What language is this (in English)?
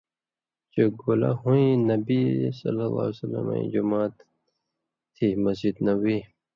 Indus Kohistani